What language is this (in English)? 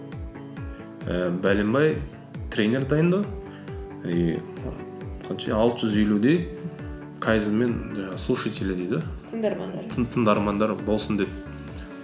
Kazakh